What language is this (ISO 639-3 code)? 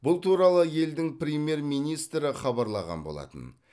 kaz